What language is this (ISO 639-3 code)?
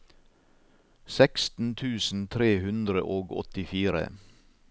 nor